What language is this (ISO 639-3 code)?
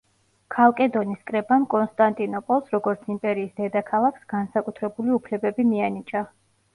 kat